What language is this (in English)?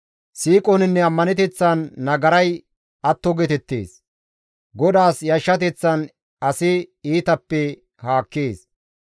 Gamo